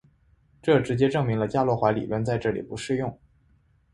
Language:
Chinese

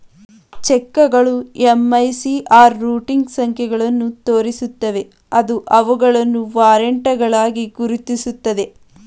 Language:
Kannada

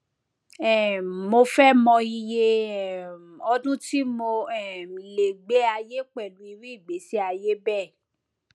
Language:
Yoruba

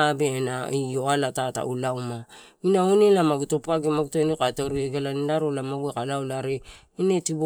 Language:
Torau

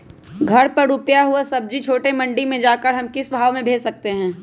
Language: Magahi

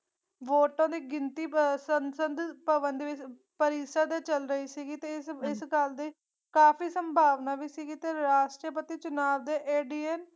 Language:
Punjabi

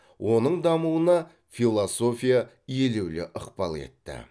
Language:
Kazakh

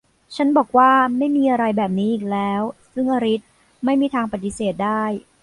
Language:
Thai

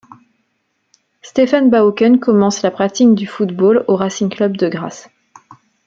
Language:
French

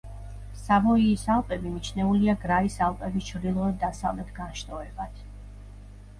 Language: Georgian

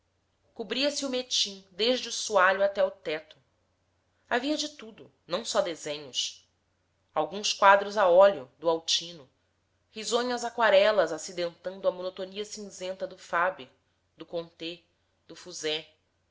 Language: Portuguese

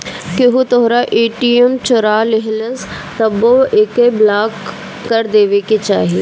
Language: Bhojpuri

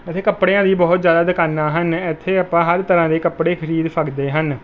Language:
Punjabi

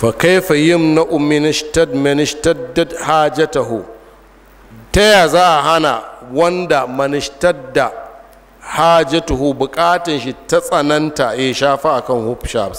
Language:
Arabic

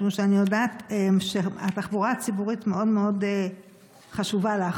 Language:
Hebrew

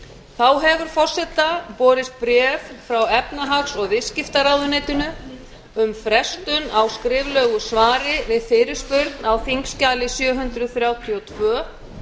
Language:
Icelandic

